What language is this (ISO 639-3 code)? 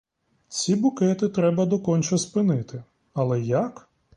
ukr